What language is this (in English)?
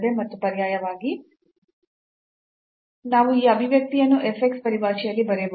Kannada